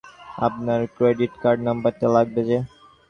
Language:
Bangla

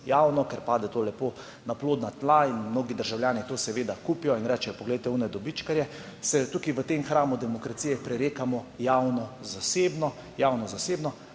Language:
Slovenian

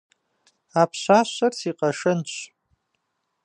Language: Kabardian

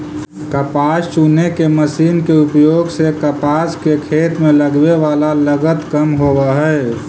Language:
Magahi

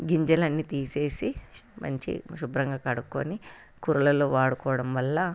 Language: Telugu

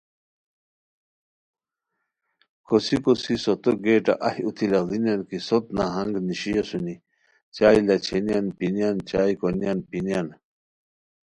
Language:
Khowar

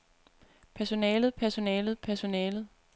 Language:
Danish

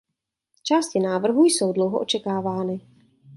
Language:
Czech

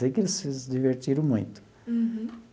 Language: Portuguese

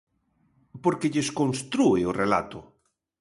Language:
Galician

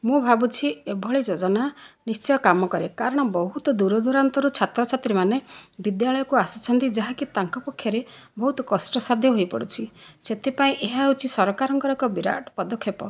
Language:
Odia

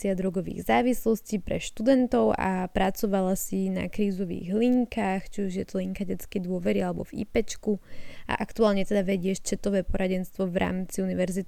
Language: Slovak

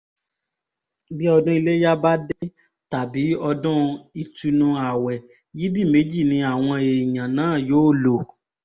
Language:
Yoruba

